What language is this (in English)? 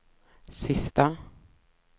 Swedish